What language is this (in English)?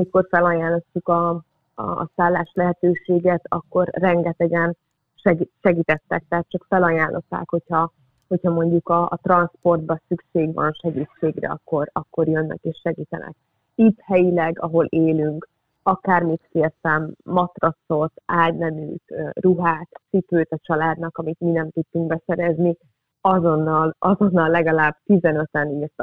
Hungarian